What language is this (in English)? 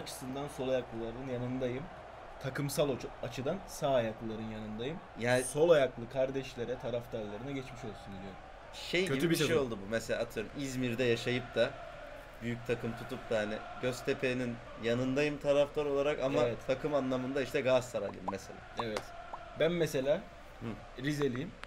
Turkish